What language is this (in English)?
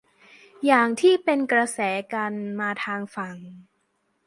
Thai